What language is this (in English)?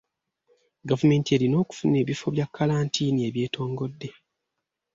Ganda